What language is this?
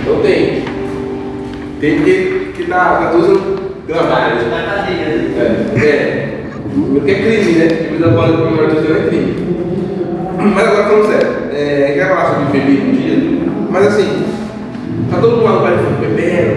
Portuguese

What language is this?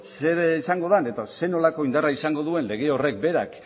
Basque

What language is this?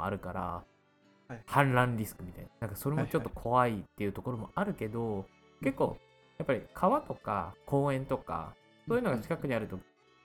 Japanese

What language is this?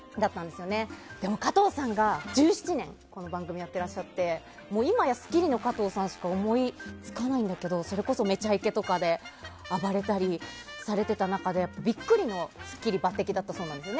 Japanese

